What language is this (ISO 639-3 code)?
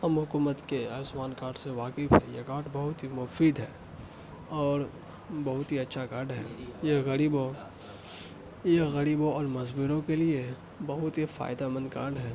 urd